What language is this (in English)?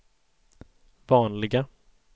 Swedish